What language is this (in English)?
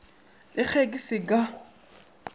Northern Sotho